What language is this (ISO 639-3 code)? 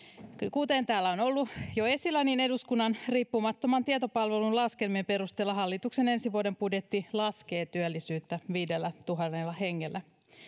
fin